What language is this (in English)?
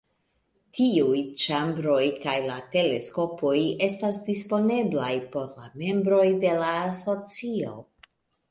Esperanto